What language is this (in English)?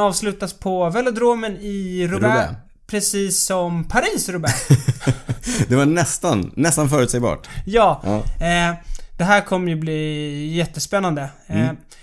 Swedish